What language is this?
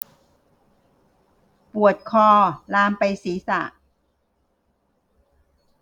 Thai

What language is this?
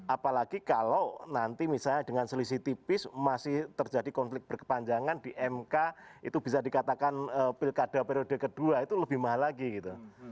Indonesian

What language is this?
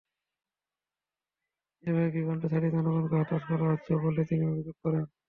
Bangla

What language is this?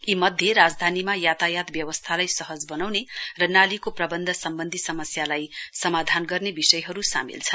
Nepali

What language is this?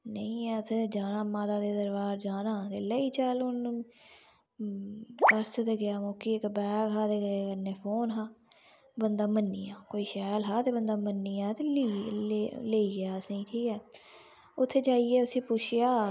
Dogri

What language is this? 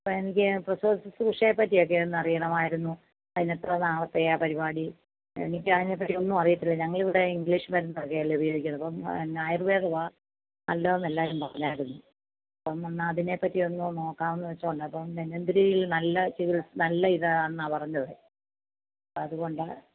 Malayalam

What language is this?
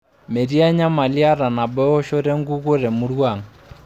Masai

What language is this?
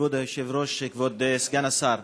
Hebrew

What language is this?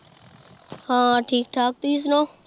Punjabi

